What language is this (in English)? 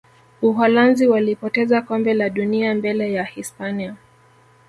Swahili